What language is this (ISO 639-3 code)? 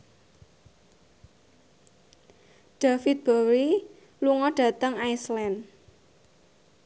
jav